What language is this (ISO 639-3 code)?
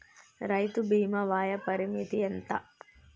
tel